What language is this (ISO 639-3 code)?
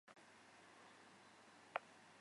zho